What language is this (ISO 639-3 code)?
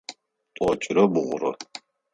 ady